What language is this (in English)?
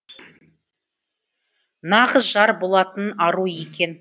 Kazakh